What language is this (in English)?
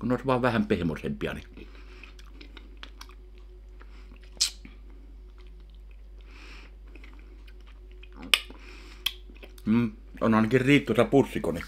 Finnish